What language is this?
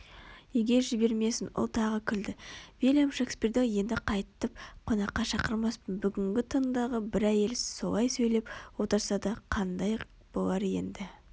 Kazakh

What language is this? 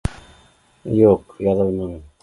Bashkir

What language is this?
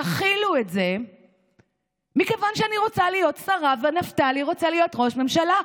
Hebrew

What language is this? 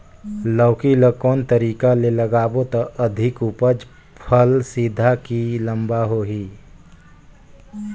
Chhattisgarhi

